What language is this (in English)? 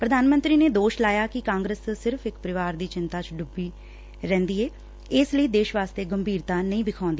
Punjabi